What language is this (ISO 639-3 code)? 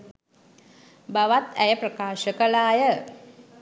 sin